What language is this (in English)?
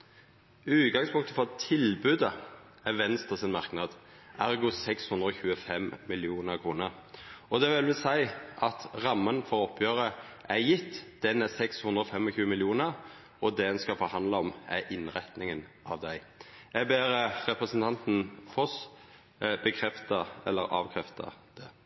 Norwegian Nynorsk